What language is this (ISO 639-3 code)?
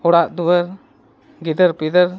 sat